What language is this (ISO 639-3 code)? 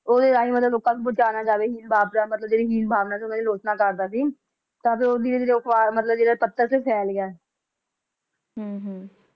pan